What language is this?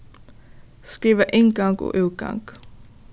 Faroese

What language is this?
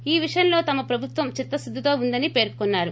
Telugu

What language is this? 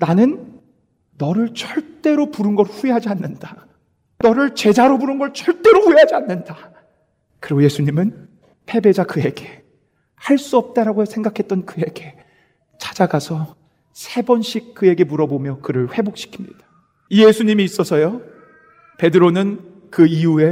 Korean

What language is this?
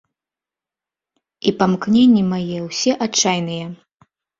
Belarusian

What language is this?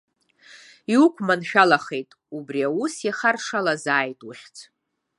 Abkhazian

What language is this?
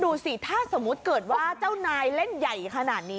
Thai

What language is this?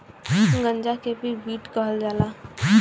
Bhojpuri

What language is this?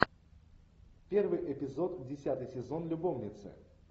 Russian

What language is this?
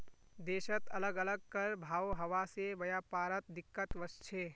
Magahi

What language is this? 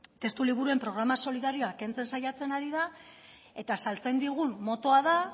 Basque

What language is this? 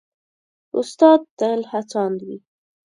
Pashto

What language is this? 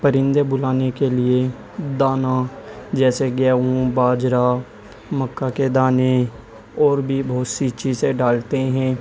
Urdu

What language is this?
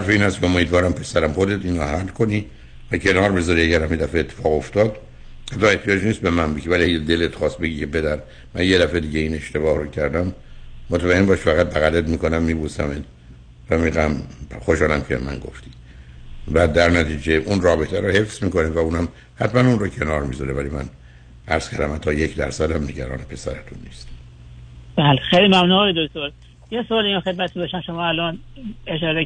Persian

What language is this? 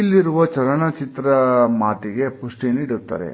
Kannada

